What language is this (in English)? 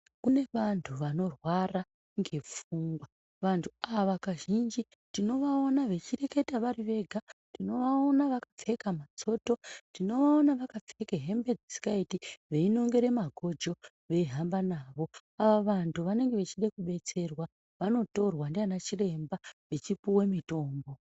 Ndau